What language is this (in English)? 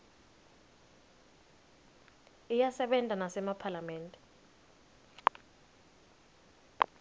Swati